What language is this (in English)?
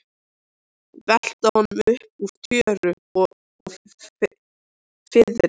Icelandic